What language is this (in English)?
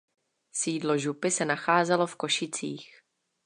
Czech